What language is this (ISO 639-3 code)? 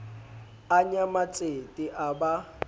sot